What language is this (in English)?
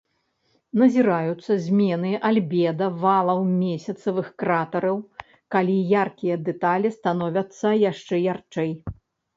Belarusian